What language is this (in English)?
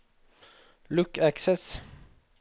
Norwegian